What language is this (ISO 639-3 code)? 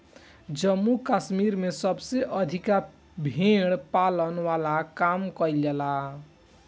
bho